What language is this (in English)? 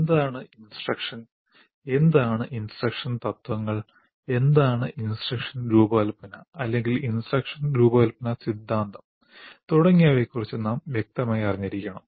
Malayalam